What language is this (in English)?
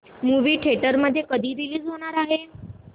Marathi